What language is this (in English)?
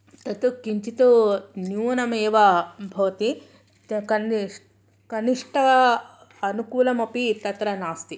Sanskrit